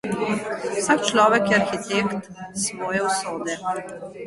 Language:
Slovenian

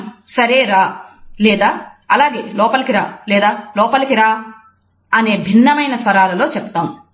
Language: Telugu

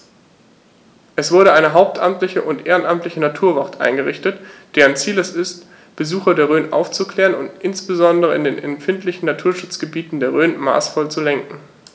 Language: German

